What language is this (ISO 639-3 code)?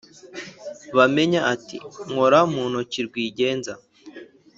kin